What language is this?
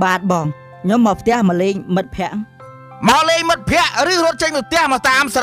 Thai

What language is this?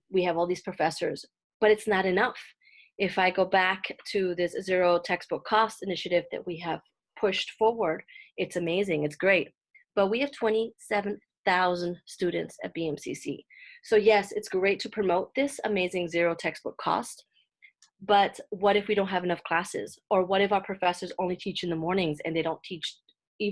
English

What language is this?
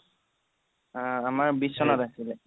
Assamese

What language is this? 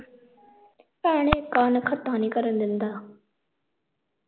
Punjabi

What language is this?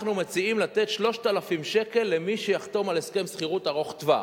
Hebrew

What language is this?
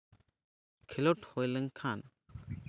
Santali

